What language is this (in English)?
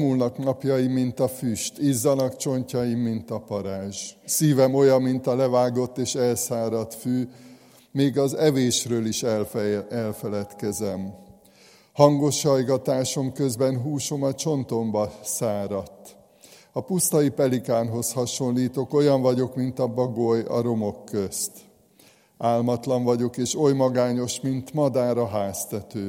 Hungarian